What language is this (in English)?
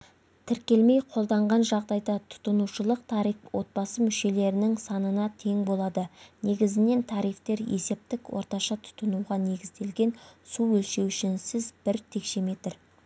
Kazakh